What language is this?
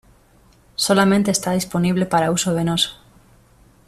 Spanish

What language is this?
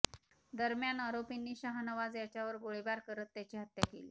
Marathi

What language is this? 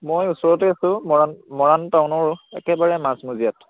Assamese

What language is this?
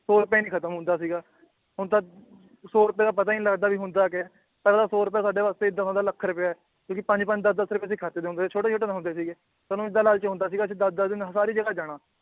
Punjabi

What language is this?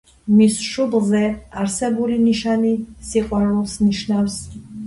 Georgian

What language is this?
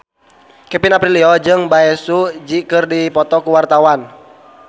Sundanese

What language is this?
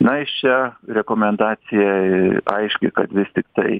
Lithuanian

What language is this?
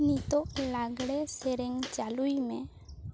Santali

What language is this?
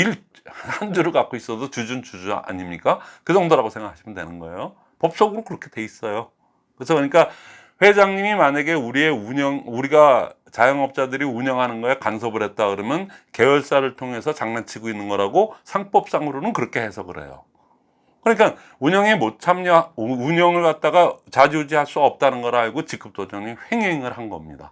Korean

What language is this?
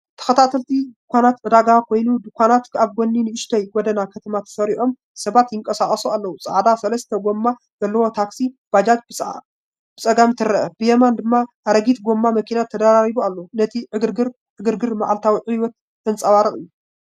Tigrinya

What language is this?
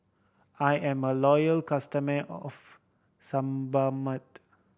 English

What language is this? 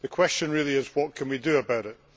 English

